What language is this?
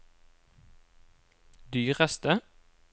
Norwegian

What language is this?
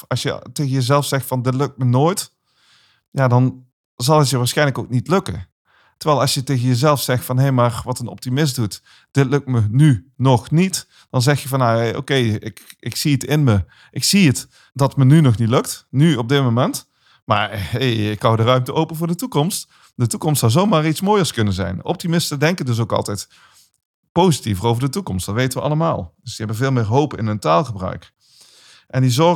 Dutch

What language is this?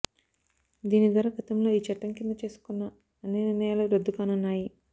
Telugu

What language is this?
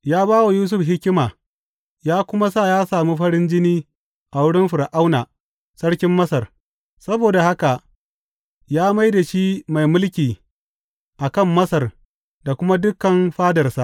Hausa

